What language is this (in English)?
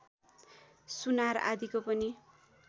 Nepali